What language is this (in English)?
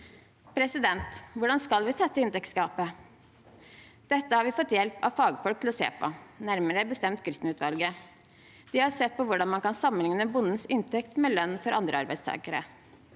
Norwegian